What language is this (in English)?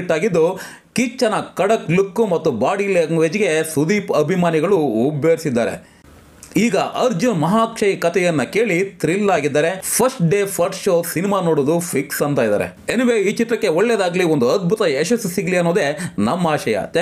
Kannada